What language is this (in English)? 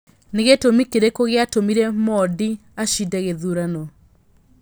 Kikuyu